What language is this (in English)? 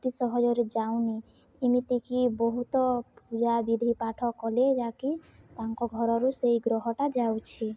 Odia